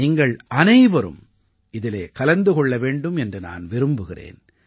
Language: Tamil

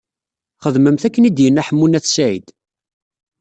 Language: Kabyle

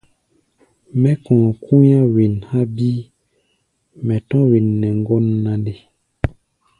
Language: Gbaya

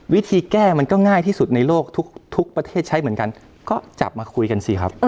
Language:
Thai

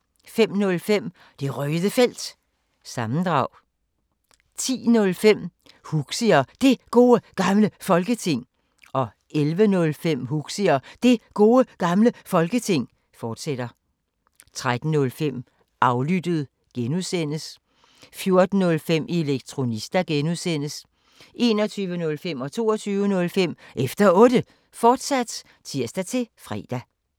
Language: Danish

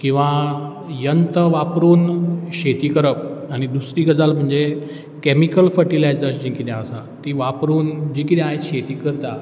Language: Konkani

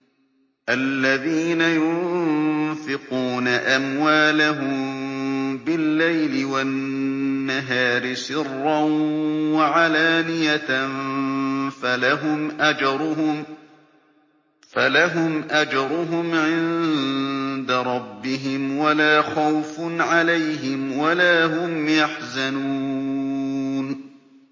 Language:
Arabic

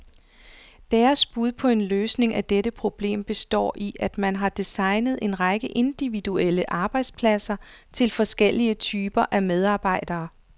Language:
Danish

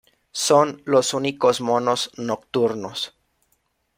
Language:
Spanish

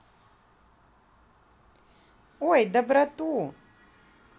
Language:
Russian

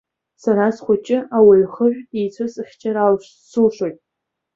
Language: Abkhazian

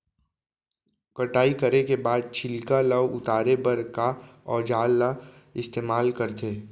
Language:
Chhattisgarhi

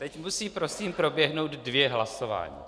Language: Czech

